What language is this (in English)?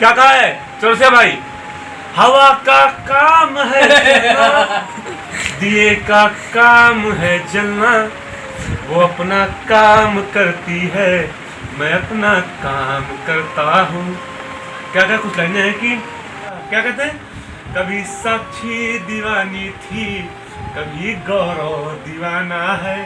Hindi